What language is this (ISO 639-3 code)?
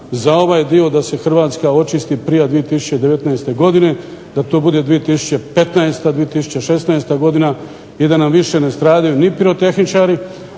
hrv